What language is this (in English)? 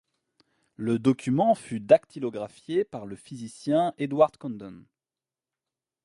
French